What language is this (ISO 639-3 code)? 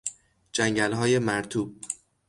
fas